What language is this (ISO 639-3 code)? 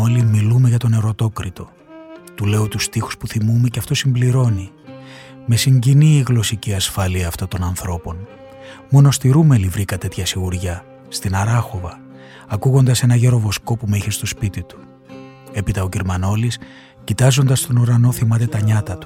ell